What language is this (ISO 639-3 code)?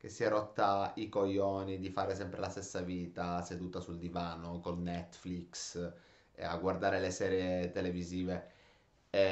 ita